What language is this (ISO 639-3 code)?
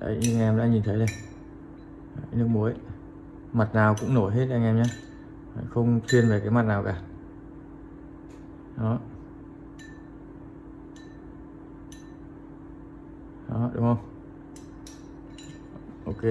vie